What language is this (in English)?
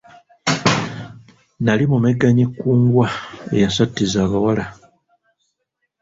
Ganda